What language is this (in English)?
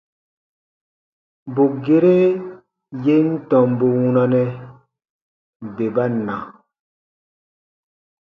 Baatonum